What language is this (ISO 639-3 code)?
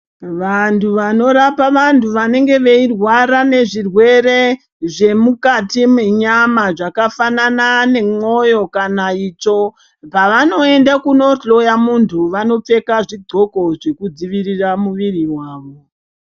ndc